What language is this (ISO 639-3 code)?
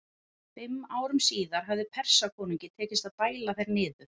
isl